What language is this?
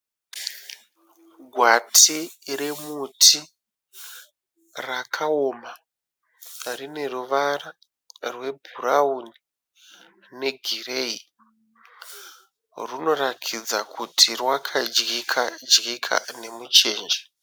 Shona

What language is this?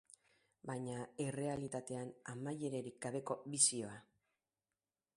Basque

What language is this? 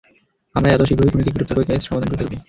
Bangla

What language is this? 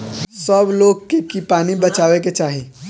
Bhojpuri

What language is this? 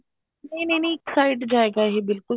Punjabi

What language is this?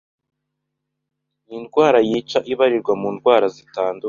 Kinyarwanda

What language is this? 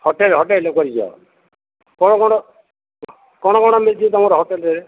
Odia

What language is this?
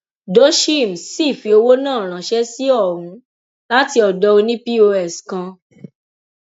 Yoruba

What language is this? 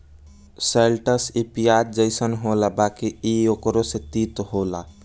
Bhojpuri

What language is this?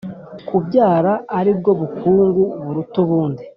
Kinyarwanda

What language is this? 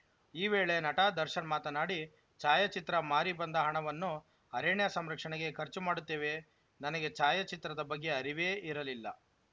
Kannada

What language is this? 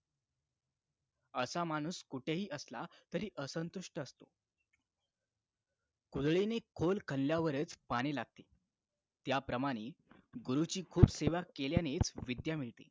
Marathi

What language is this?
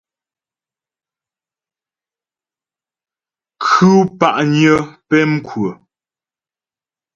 Ghomala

